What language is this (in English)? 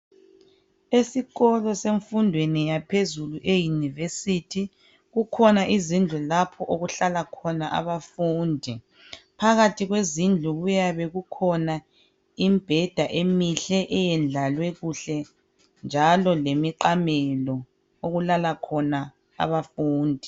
North Ndebele